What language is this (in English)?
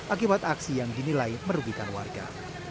Indonesian